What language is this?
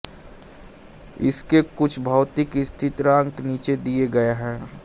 Hindi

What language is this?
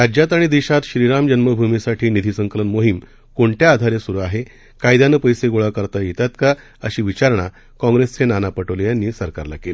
Marathi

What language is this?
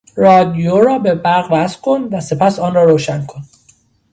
Persian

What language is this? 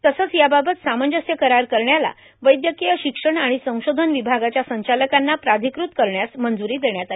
Marathi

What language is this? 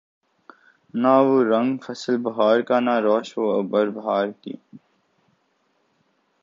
Urdu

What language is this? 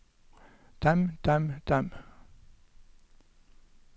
Norwegian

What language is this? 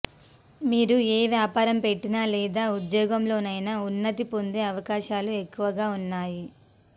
Telugu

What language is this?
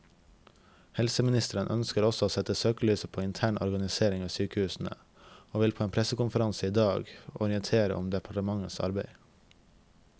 Norwegian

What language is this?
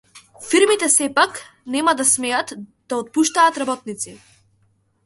Macedonian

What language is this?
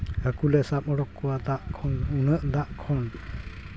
Santali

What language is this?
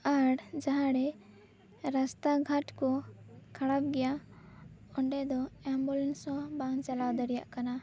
Santali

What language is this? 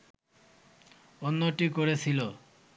Bangla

